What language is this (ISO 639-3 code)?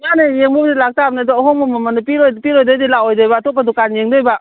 mni